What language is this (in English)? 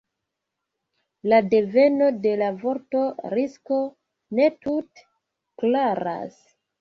Esperanto